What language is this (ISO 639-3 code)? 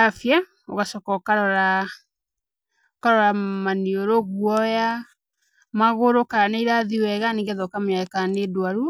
kik